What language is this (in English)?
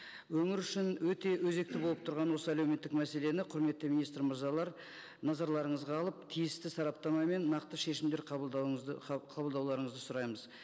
Kazakh